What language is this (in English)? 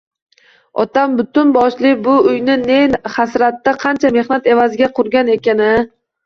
Uzbek